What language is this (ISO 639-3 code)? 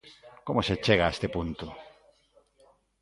glg